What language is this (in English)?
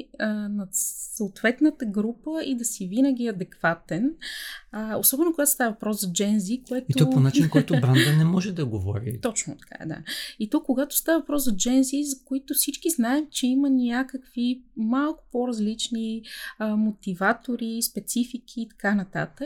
Bulgarian